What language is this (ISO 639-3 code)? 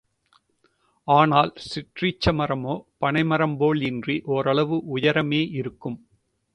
tam